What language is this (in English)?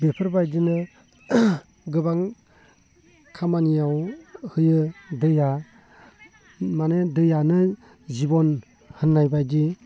Bodo